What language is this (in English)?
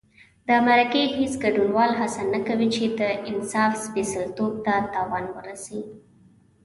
Pashto